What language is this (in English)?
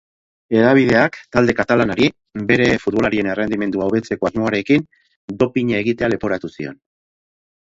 Basque